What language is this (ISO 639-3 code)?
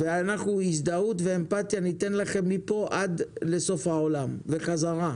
heb